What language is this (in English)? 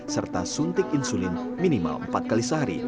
Indonesian